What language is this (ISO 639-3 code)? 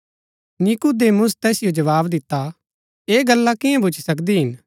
gbk